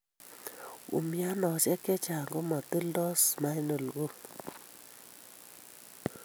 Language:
Kalenjin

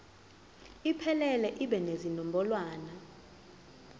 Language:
Zulu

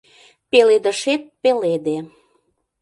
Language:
Mari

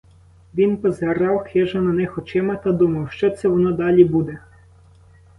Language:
Ukrainian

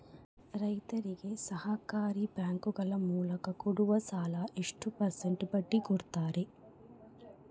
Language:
Kannada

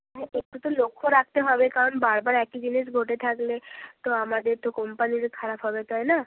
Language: Bangla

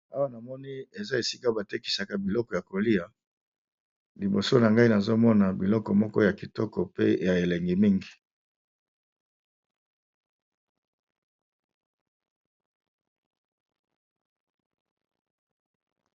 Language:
Lingala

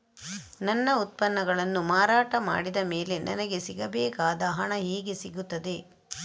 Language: Kannada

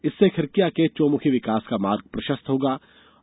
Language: Hindi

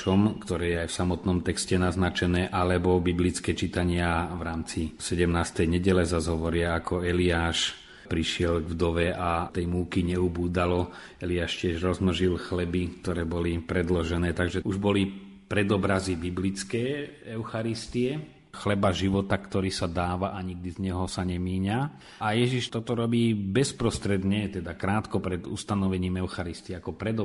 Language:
Slovak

